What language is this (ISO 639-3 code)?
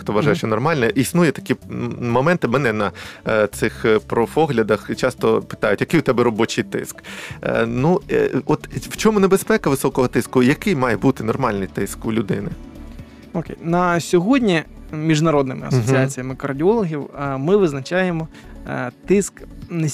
ukr